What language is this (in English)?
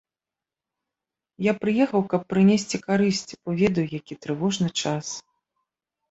Belarusian